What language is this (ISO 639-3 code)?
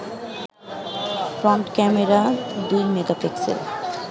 ben